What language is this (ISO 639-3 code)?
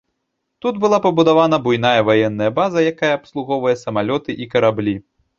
bel